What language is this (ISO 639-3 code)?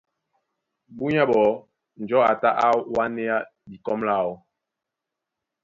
dua